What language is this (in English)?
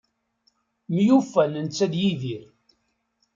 Kabyle